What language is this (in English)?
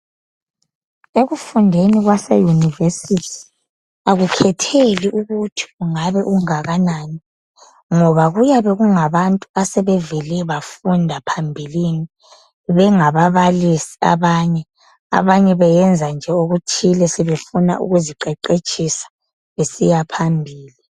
North Ndebele